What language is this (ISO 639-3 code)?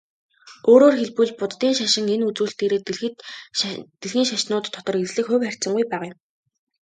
mon